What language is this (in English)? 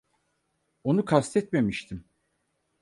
Turkish